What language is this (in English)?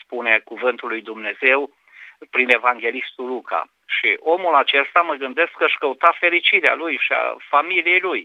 Romanian